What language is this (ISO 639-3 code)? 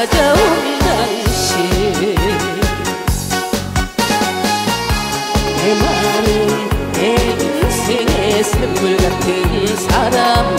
kor